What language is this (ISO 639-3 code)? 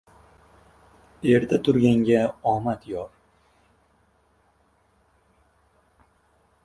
uzb